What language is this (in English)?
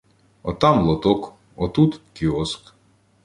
Ukrainian